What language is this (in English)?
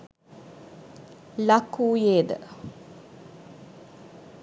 Sinhala